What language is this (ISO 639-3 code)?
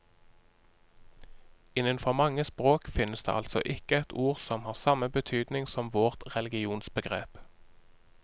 nor